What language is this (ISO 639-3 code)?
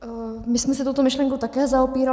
ces